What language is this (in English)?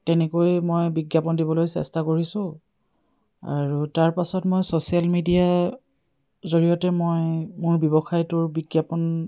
Assamese